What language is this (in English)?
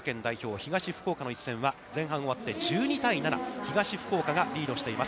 Japanese